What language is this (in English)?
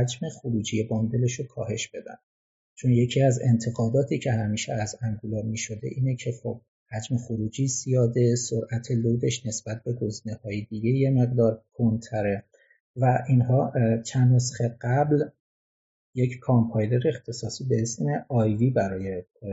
Persian